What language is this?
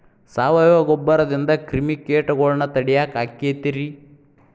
Kannada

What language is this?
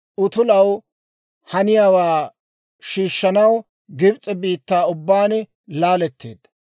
Dawro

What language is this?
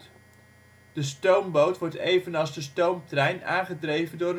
Dutch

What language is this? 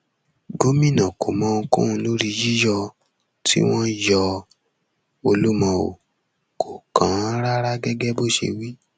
Yoruba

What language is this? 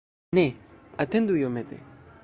Esperanto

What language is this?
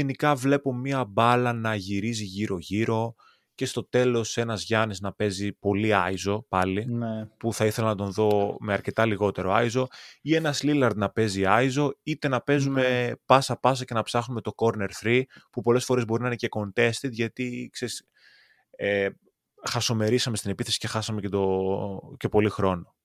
Greek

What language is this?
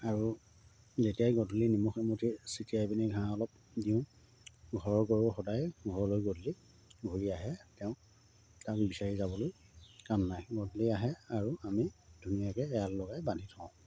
Assamese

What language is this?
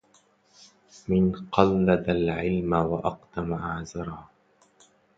Arabic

